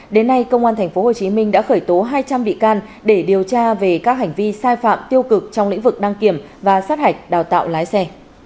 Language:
Vietnamese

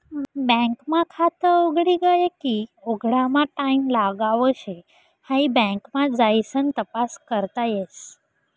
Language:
Marathi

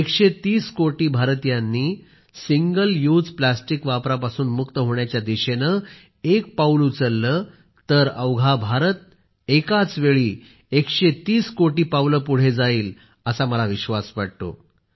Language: Marathi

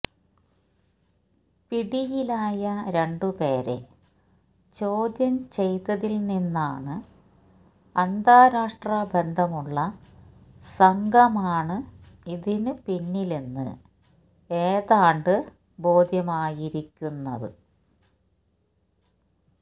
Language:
Malayalam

